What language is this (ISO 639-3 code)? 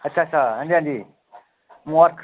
doi